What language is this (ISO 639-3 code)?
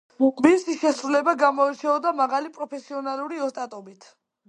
kat